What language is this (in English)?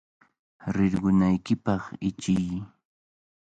Cajatambo North Lima Quechua